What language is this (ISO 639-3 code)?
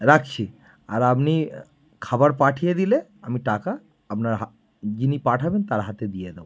ben